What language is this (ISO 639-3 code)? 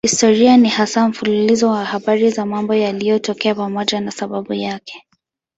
swa